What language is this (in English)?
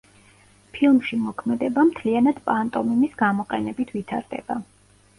Georgian